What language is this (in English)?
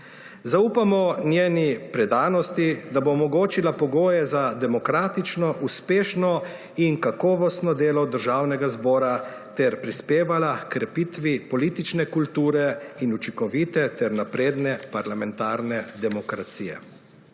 Slovenian